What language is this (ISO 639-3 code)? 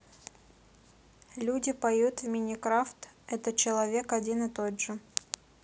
rus